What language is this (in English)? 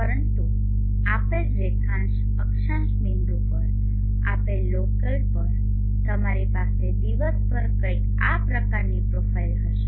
Gujarati